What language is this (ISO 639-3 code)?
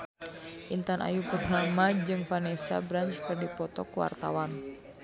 sun